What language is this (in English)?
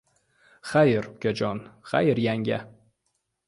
Uzbek